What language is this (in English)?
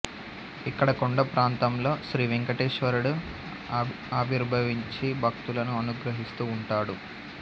Telugu